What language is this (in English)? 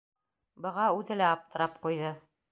Bashkir